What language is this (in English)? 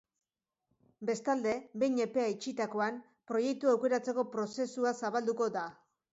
Basque